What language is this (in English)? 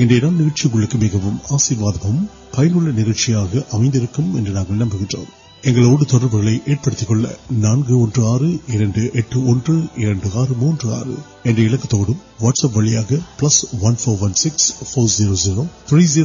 Urdu